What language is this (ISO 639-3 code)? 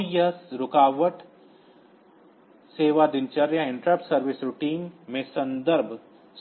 hin